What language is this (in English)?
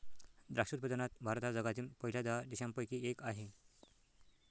Marathi